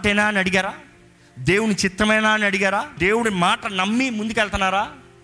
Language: Telugu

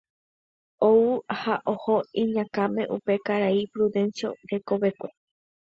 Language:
Guarani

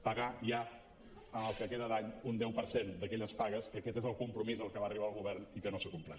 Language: Catalan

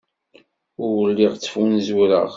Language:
Kabyle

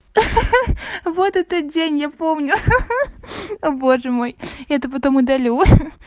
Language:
Russian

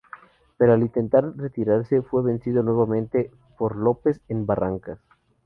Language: Spanish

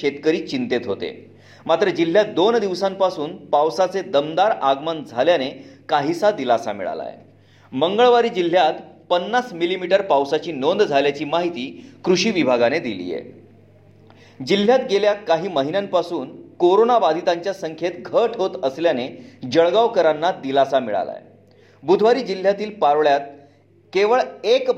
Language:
Marathi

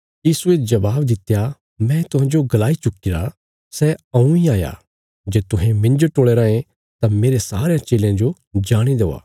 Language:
Bilaspuri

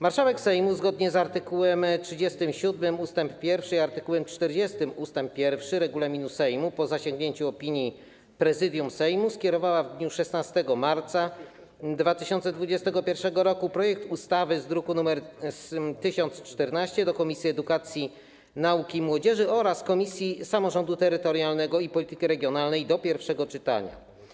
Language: Polish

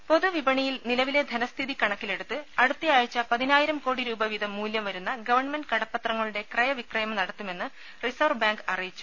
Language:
Malayalam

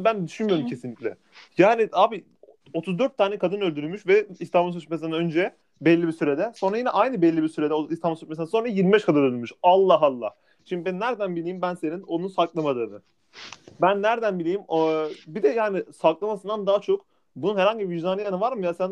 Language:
Turkish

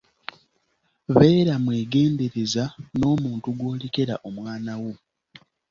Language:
Ganda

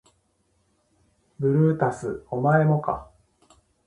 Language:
Japanese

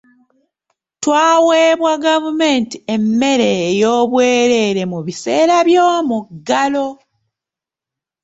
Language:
Ganda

